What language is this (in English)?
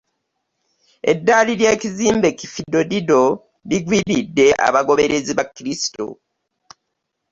Ganda